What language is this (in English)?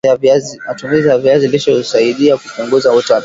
Swahili